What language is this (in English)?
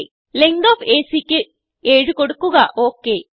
Malayalam